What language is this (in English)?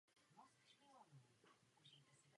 Czech